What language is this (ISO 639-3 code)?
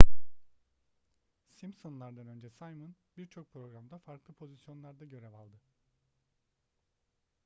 tur